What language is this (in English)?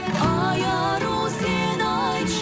Kazakh